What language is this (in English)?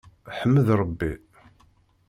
Kabyle